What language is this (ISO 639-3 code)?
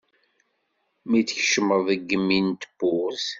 kab